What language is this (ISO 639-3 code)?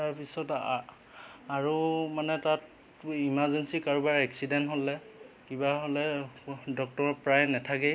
asm